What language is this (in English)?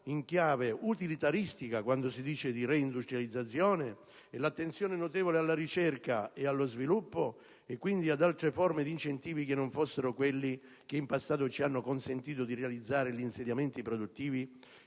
Italian